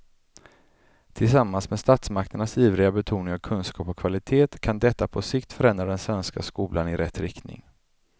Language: Swedish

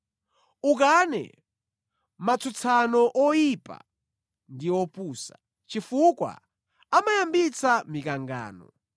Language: Nyanja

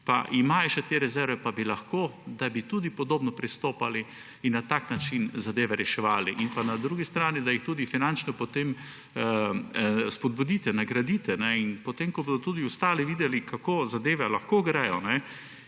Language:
Slovenian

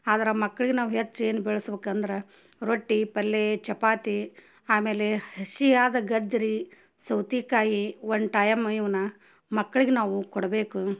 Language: Kannada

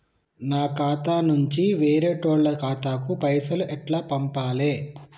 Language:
Telugu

